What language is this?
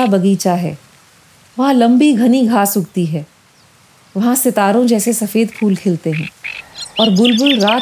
Hindi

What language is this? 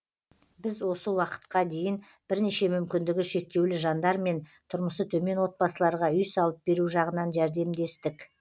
Kazakh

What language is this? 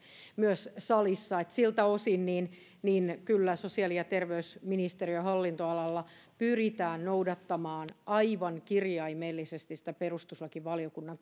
Finnish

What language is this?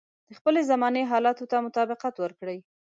Pashto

